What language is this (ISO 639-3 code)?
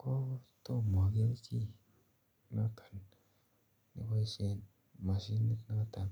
kln